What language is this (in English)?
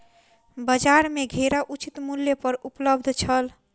Maithili